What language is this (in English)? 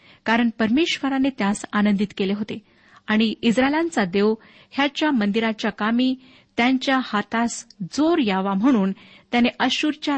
Marathi